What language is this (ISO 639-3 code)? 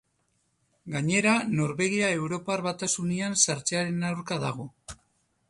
eus